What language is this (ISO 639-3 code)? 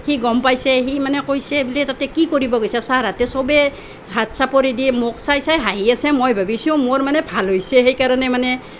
asm